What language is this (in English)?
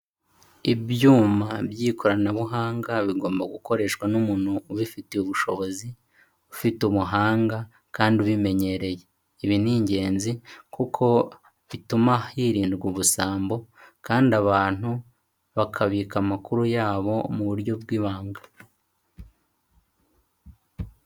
Kinyarwanda